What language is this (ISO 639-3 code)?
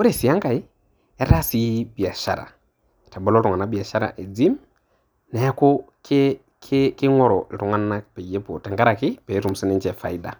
mas